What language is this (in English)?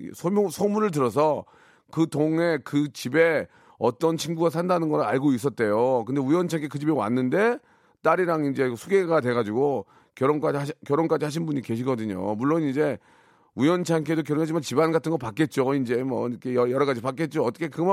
Korean